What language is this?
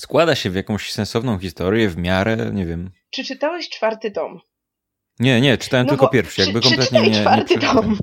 Polish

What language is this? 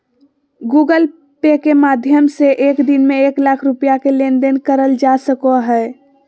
Magahi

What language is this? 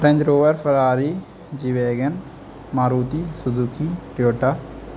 Urdu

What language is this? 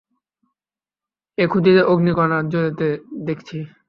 Bangla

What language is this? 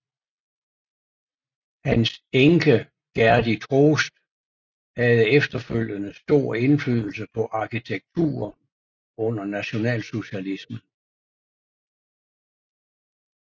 Danish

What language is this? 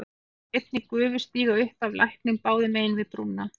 Icelandic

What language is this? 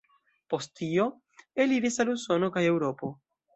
Esperanto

